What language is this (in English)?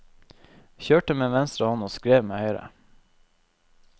Norwegian